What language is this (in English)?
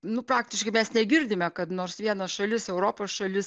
Lithuanian